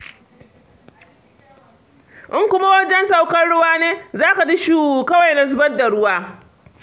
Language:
Hausa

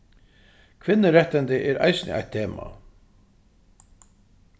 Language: Faroese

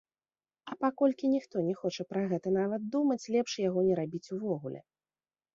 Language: Belarusian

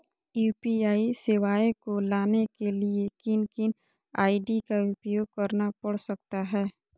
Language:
Magahi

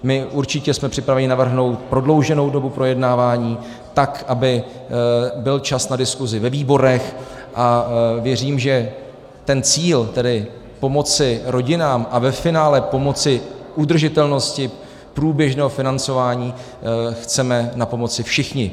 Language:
Czech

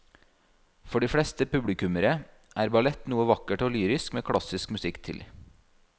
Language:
Norwegian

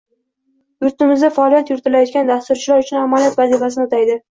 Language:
Uzbek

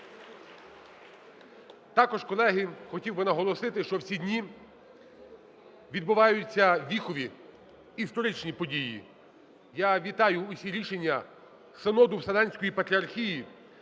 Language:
Ukrainian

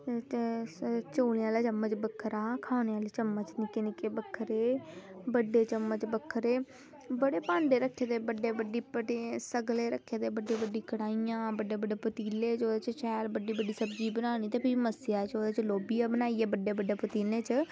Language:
Dogri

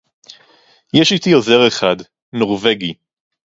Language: Hebrew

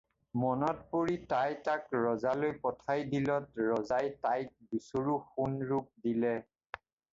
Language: Assamese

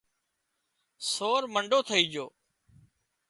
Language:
Wadiyara Koli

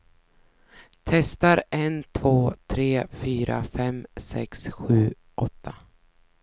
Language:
Swedish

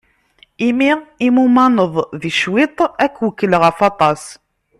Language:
Kabyle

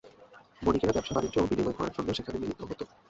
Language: Bangla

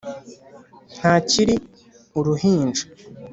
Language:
Kinyarwanda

